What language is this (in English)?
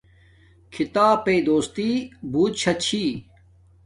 Domaaki